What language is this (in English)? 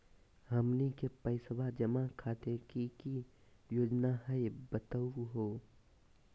Magahi